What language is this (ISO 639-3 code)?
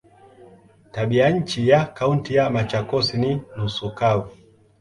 swa